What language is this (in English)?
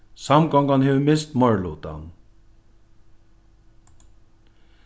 Faroese